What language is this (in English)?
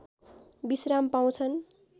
Nepali